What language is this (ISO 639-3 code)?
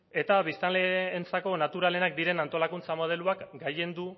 eus